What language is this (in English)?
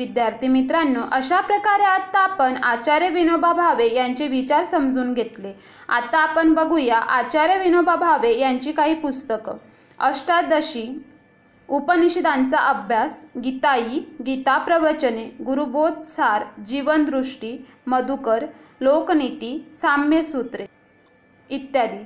Marathi